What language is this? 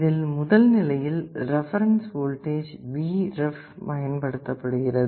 Tamil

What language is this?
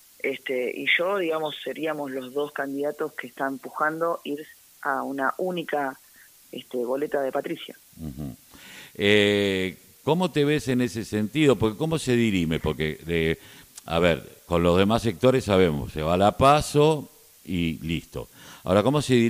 Spanish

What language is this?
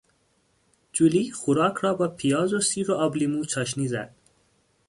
Persian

